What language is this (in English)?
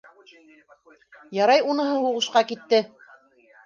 Bashkir